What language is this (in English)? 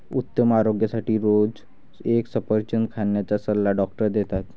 Marathi